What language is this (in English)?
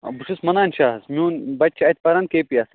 Kashmiri